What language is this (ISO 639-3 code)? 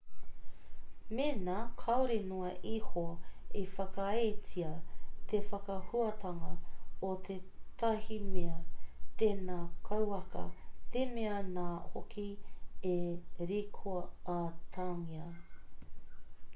mri